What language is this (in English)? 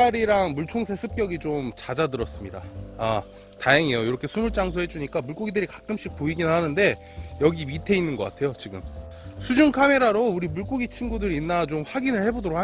Korean